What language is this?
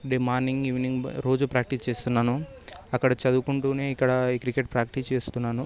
Telugu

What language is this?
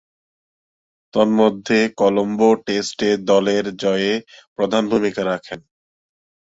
Bangla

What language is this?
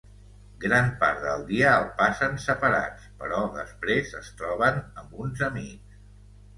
Catalan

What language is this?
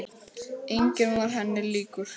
Icelandic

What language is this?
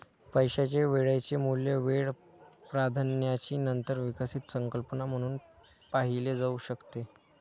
Marathi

